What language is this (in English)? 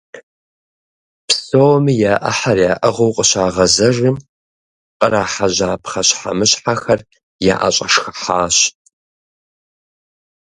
Kabardian